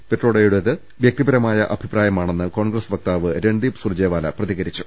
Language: Malayalam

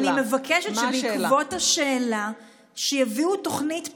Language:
Hebrew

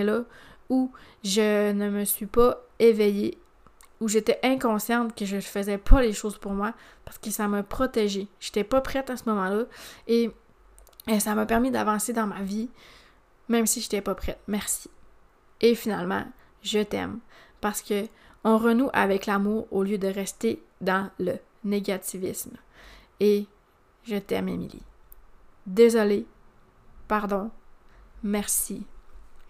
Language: French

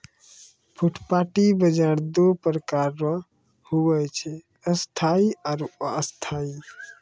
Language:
Maithili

